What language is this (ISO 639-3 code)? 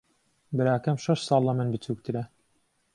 ckb